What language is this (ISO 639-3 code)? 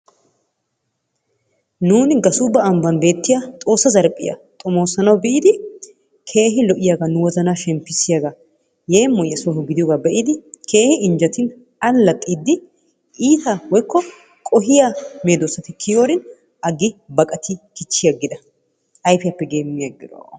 wal